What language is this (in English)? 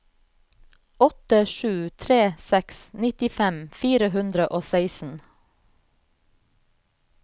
Norwegian